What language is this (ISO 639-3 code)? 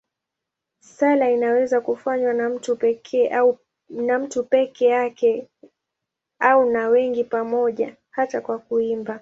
swa